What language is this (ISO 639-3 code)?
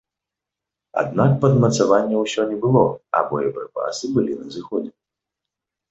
bel